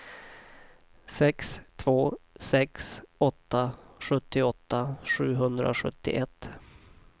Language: Swedish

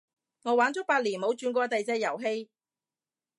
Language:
Cantonese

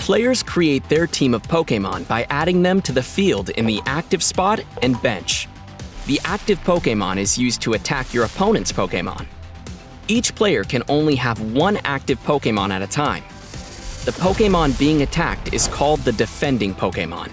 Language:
English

